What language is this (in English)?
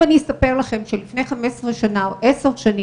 Hebrew